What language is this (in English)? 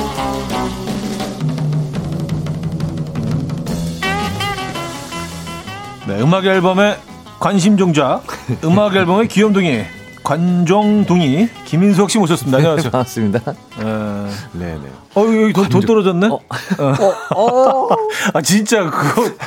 Korean